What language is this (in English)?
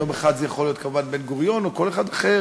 Hebrew